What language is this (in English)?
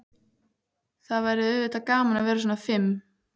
Icelandic